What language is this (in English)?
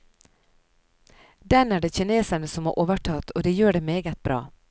Norwegian